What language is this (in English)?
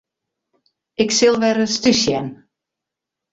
Western Frisian